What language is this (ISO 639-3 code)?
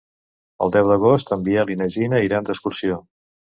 cat